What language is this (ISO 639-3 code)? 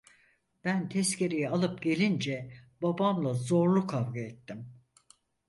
tur